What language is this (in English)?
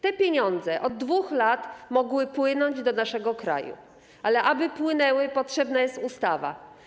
Polish